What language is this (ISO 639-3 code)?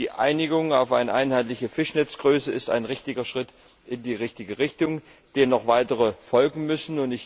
deu